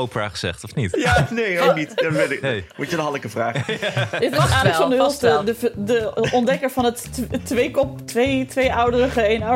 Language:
Dutch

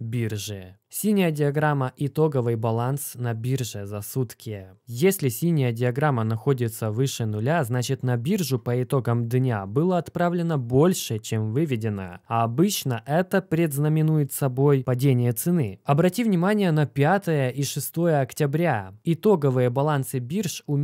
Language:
Russian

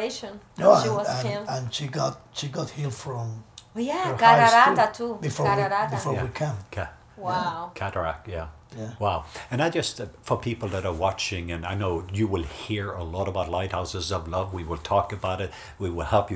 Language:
English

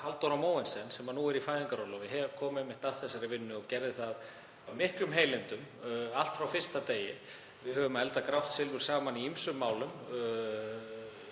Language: Icelandic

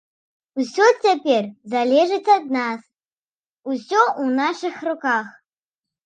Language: Belarusian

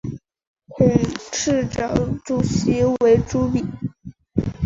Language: Chinese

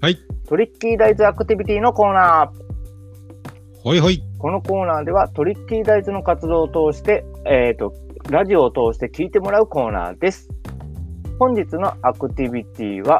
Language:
Japanese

